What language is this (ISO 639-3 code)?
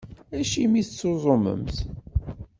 kab